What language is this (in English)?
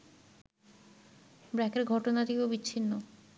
Bangla